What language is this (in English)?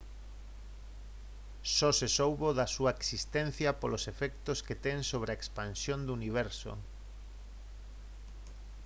Galician